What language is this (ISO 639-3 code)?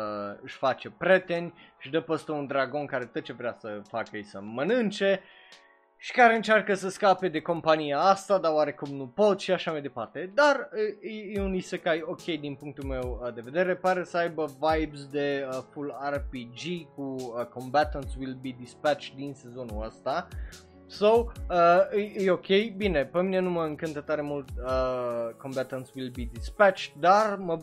ron